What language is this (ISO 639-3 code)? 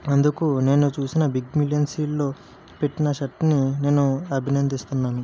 tel